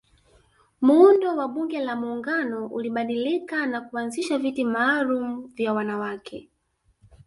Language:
Swahili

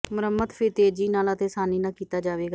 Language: Punjabi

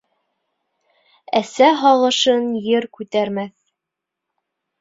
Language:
Bashkir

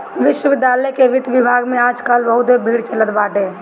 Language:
Bhojpuri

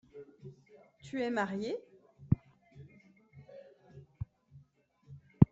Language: French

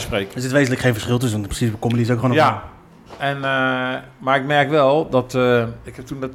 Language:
Dutch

